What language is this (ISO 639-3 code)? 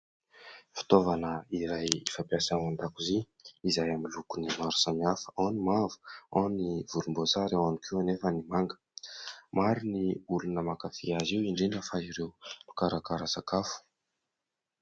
mlg